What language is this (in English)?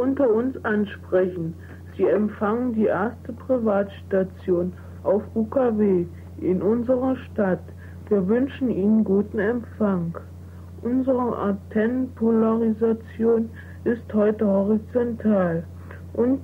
German